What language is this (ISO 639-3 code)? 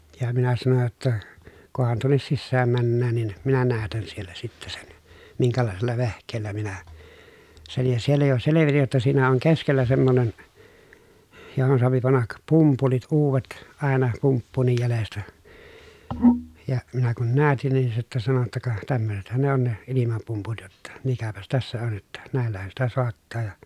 fin